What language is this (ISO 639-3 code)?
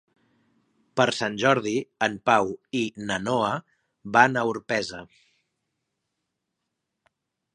cat